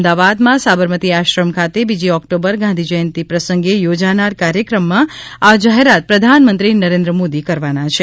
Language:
Gujarati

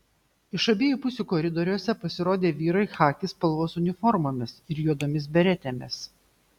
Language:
Lithuanian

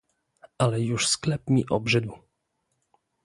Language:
Polish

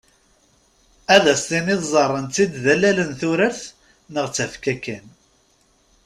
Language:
Kabyle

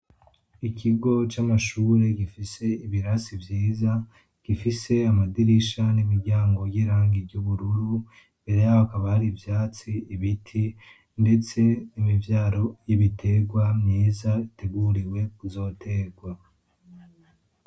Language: Rundi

